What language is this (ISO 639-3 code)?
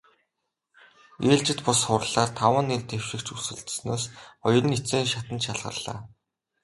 mon